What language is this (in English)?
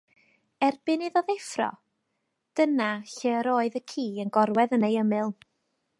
Welsh